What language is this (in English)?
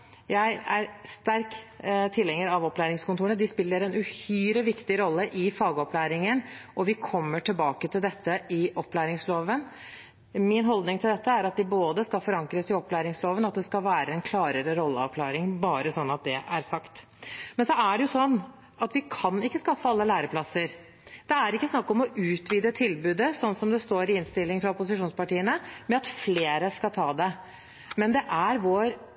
Norwegian Bokmål